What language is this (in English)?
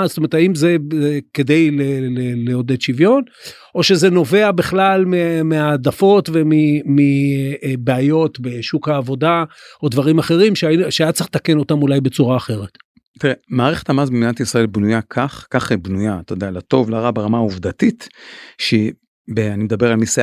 Hebrew